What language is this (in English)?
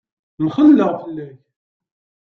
Kabyle